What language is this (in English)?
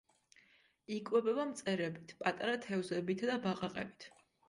Georgian